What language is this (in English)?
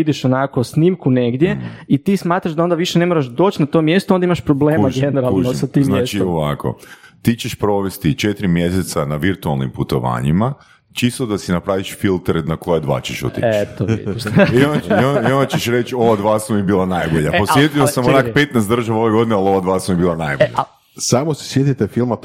Croatian